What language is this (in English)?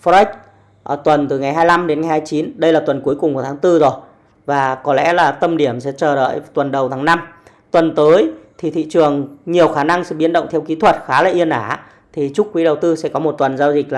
Vietnamese